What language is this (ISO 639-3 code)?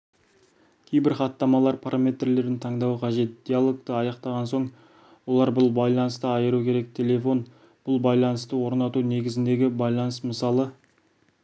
kaz